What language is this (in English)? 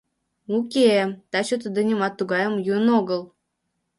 Mari